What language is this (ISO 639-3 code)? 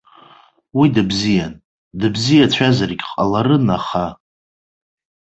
abk